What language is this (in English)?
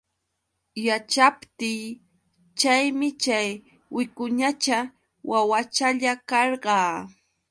Yauyos Quechua